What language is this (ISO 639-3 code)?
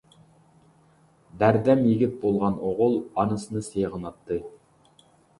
uig